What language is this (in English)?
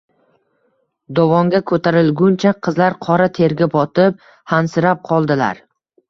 Uzbek